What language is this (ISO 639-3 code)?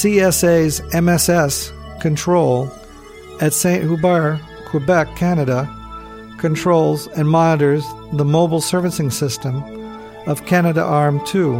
eng